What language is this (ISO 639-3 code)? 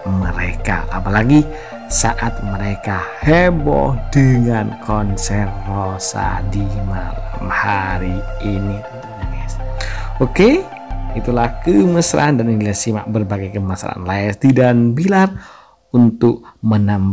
ind